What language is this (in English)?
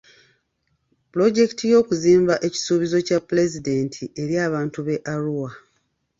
Ganda